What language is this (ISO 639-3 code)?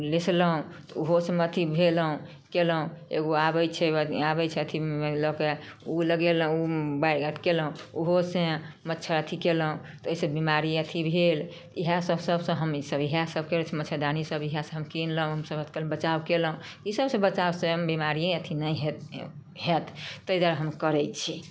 mai